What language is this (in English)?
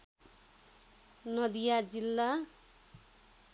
Nepali